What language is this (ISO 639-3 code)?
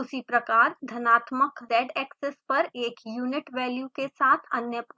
hin